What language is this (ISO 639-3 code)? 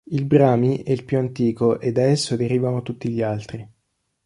ita